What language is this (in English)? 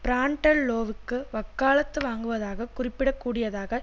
Tamil